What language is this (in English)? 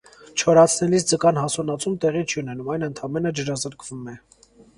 Armenian